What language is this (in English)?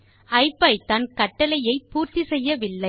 Tamil